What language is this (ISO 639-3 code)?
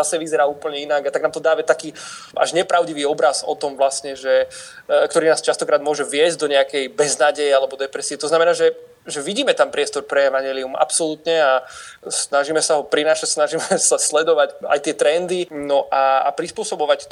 slk